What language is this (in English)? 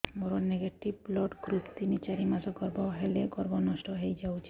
Odia